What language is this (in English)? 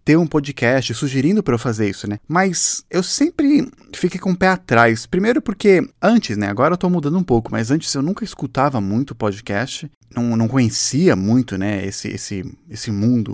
Portuguese